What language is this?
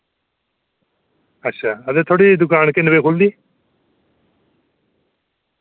Dogri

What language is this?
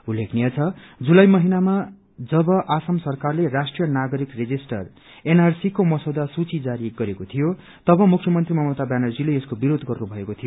Nepali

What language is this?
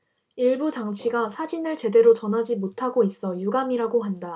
Korean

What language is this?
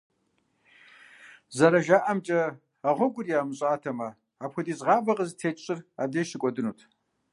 Kabardian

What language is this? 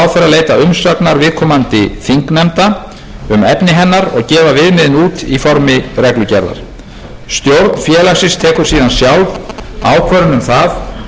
Icelandic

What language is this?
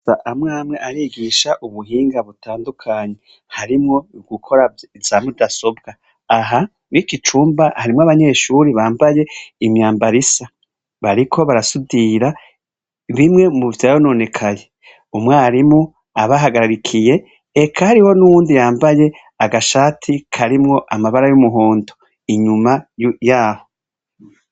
Rundi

